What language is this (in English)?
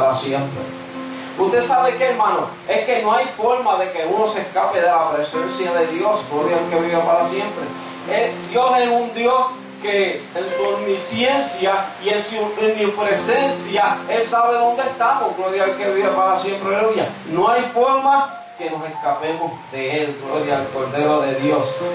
Spanish